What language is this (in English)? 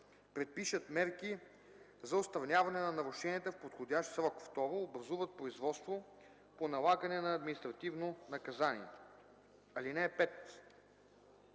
Bulgarian